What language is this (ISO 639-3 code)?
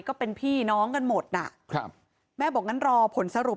tha